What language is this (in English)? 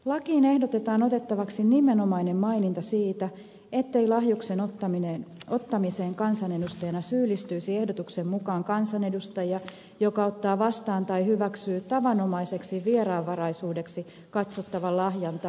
Finnish